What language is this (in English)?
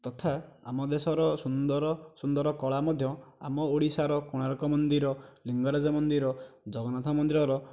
Odia